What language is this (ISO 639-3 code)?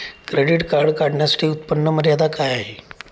mar